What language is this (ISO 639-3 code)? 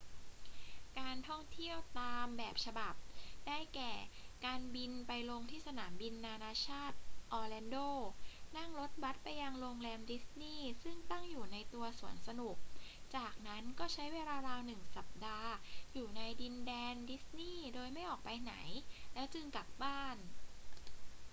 tha